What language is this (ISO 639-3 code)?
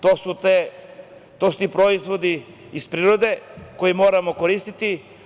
srp